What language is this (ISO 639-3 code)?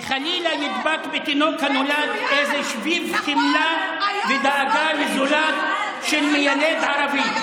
heb